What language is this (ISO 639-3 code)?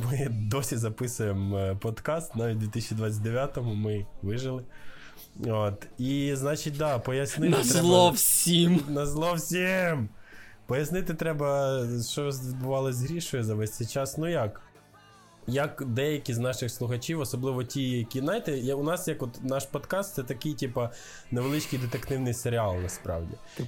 ukr